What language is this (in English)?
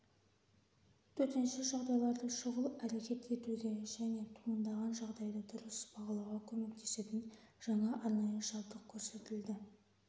Kazakh